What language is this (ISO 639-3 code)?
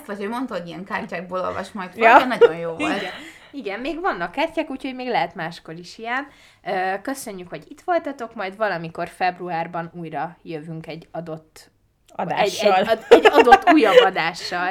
hun